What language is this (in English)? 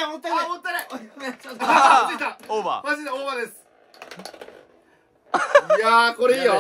Japanese